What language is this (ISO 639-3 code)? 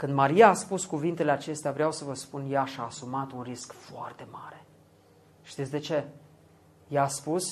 ron